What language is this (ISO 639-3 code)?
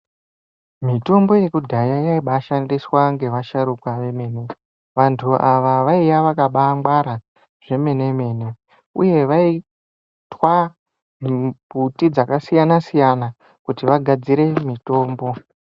ndc